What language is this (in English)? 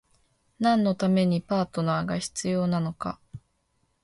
Japanese